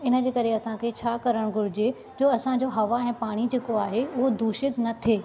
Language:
Sindhi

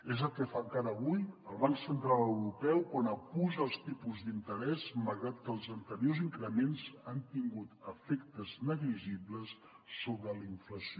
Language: Catalan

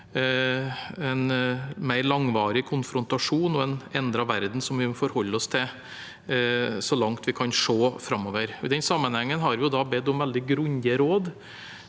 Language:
Norwegian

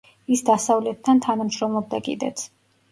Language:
Georgian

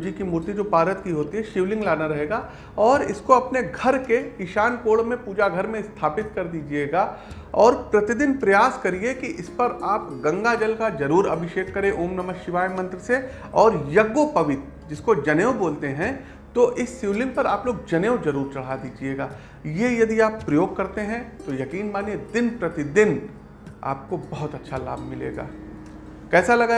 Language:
Hindi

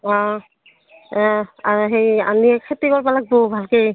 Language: Assamese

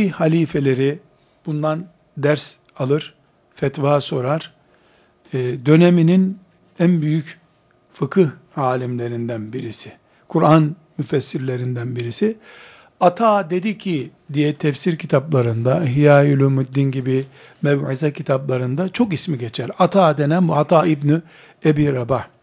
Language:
Turkish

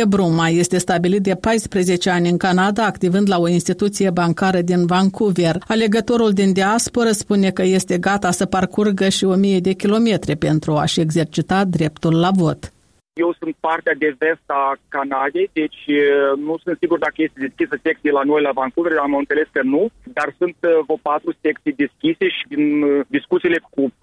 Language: Romanian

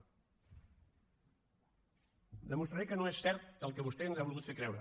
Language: Catalan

